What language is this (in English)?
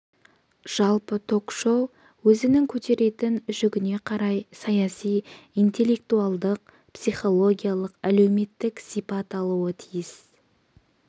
Kazakh